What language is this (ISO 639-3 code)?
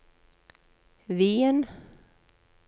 nor